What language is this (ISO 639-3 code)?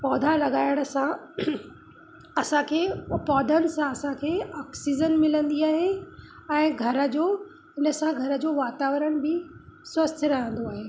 snd